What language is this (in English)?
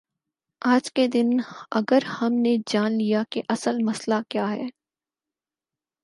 Urdu